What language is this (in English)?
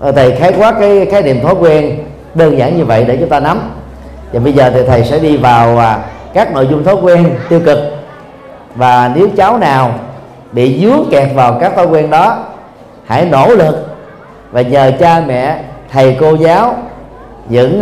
Vietnamese